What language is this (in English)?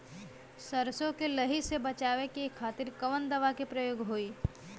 Bhojpuri